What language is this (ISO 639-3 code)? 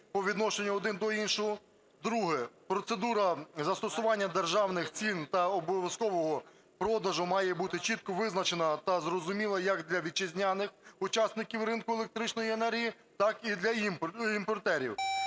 ukr